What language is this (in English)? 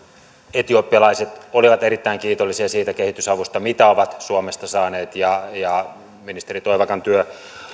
Finnish